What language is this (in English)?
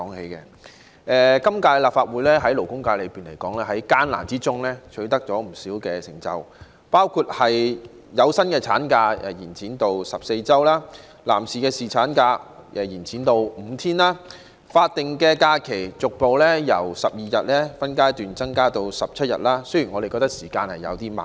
Cantonese